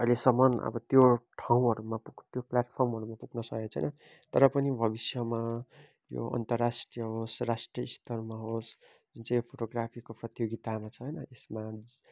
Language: Nepali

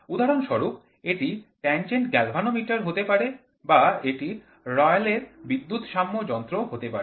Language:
Bangla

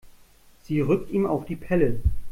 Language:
German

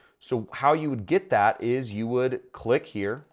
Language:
English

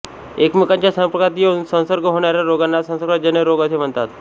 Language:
Marathi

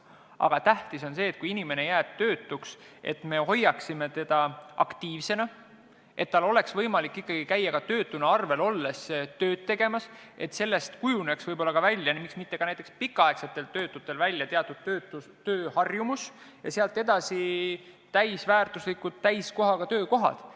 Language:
Estonian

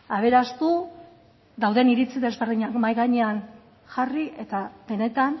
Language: Basque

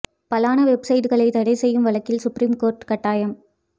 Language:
Tamil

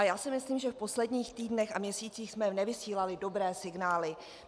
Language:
Czech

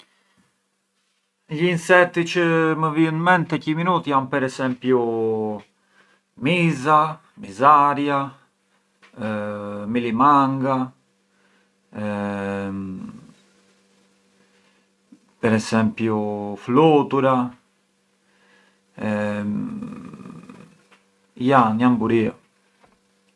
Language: Arbëreshë Albanian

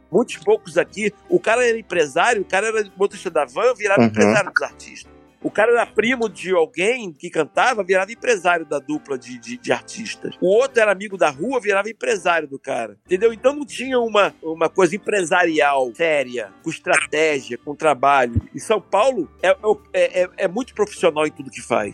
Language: Portuguese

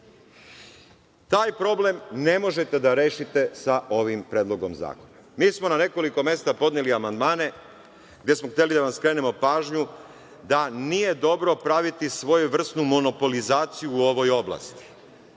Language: Serbian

